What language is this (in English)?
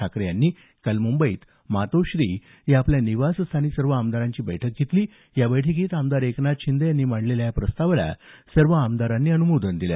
Marathi